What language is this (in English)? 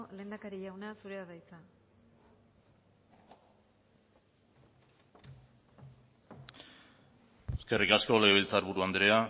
Basque